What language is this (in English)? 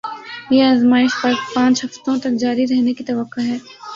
Urdu